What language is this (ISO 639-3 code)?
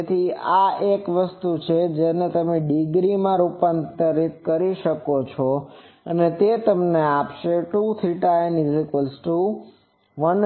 guj